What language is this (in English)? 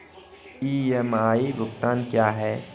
Hindi